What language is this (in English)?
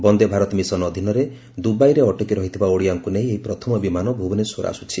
Odia